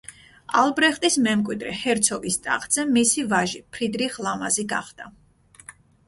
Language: Georgian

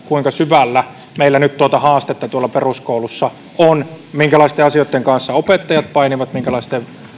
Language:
Finnish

